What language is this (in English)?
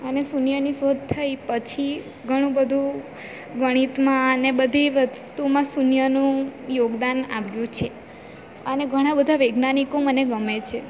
Gujarati